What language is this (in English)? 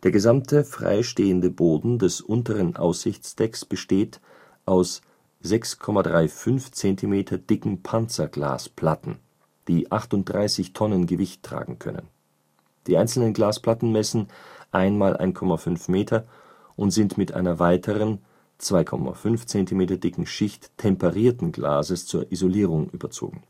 German